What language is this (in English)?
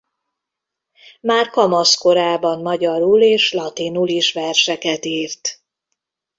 Hungarian